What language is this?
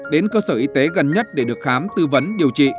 Vietnamese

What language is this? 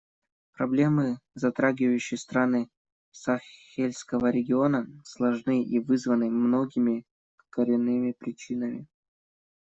Russian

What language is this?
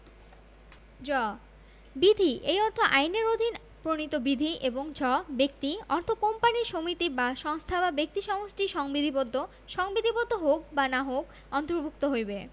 Bangla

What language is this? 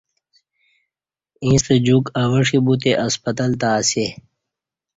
Kati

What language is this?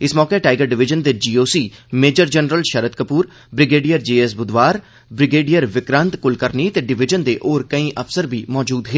Dogri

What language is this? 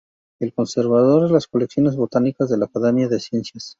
Spanish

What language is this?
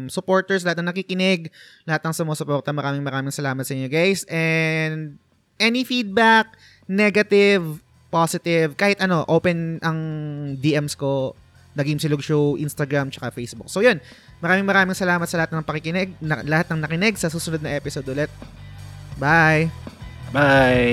Filipino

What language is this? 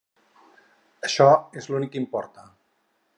Catalan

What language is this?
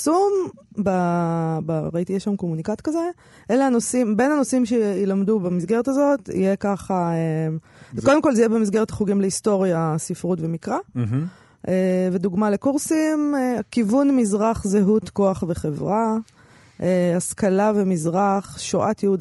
Hebrew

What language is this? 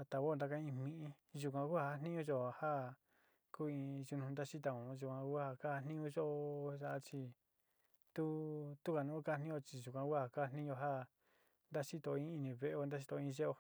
Sinicahua Mixtec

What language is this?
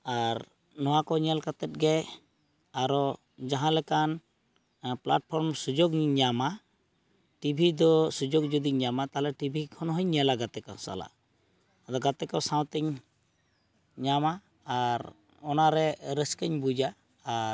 Santali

